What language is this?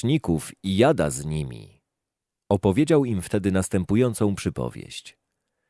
Polish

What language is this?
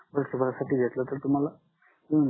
Marathi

